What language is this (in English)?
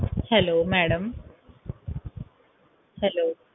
Punjabi